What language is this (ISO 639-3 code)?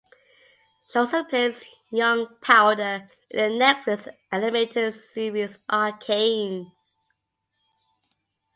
eng